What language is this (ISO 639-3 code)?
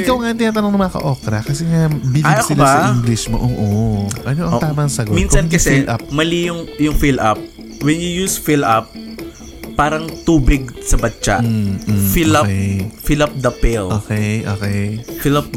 fil